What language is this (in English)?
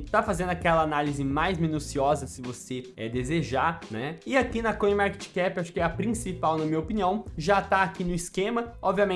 Portuguese